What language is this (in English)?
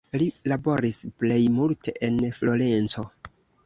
Esperanto